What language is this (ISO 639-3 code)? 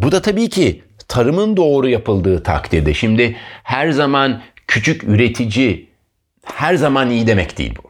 tur